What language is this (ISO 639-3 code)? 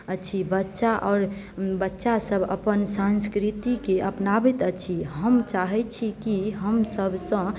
mai